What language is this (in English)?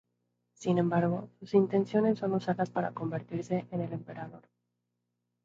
Spanish